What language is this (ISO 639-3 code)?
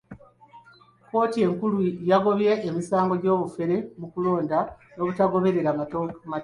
lug